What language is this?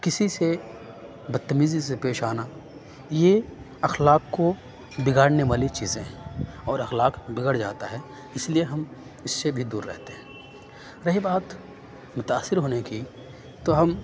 Urdu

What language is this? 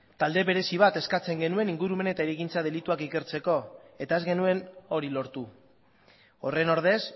Basque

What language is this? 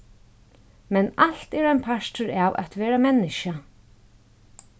Faroese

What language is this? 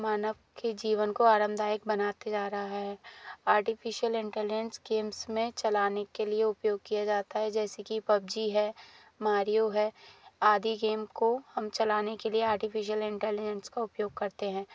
Hindi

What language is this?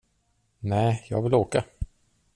Swedish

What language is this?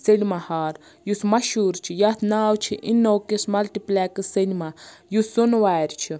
Kashmiri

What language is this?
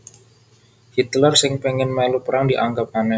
Javanese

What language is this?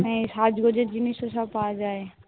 Bangla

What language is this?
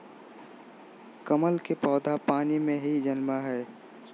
Magahi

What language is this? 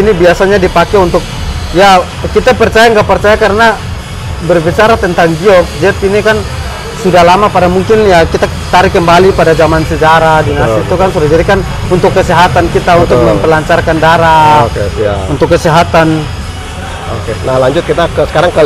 Indonesian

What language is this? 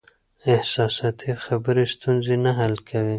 Pashto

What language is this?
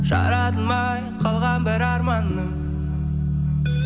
Kazakh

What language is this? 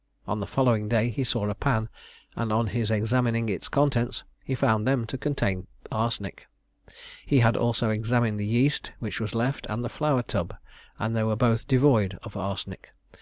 English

